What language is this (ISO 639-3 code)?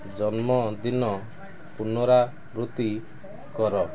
ori